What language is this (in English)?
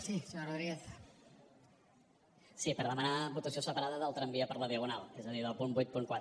Catalan